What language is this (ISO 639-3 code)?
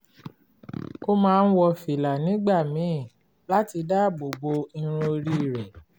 yor